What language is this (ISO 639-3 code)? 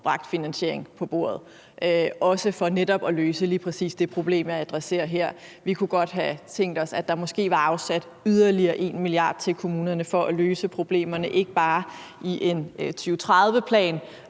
dan